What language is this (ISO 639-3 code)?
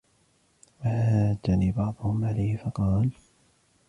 ara